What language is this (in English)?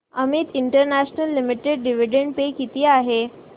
Marathi